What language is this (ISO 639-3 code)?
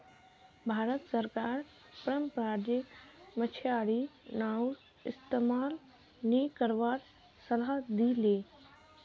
mag